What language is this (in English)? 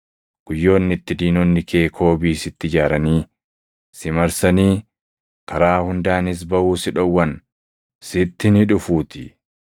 Oromo